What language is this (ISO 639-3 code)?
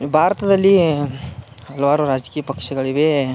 kan